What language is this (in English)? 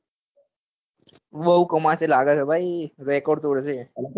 Gujarati